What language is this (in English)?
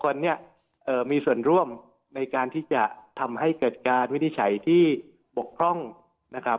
Thai